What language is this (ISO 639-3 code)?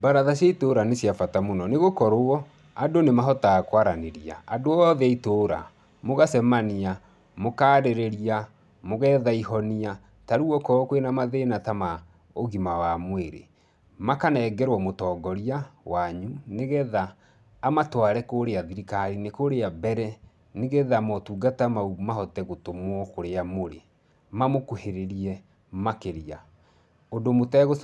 kik